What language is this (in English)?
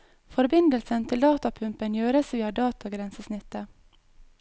Norwegian